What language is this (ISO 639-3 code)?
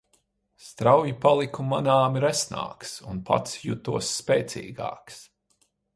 lav